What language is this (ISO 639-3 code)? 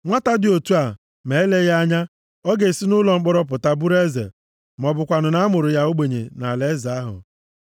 ibo